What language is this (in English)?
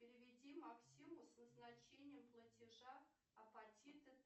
Russian